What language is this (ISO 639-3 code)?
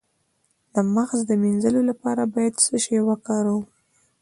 pus